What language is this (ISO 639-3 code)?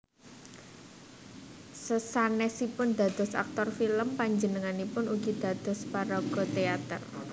jav